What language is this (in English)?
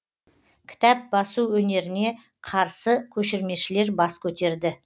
Kazakh